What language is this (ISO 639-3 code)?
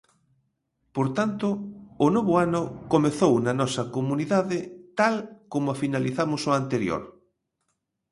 glg